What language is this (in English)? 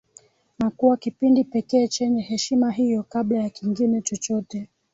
Swahili